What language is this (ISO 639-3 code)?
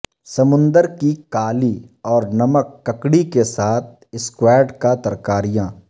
urd